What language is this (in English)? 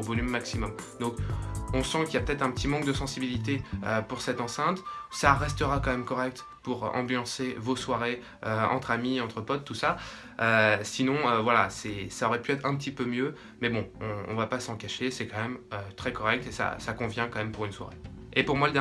French